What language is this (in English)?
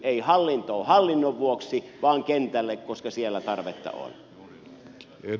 Finnish